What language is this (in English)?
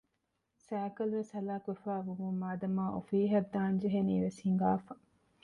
Divehi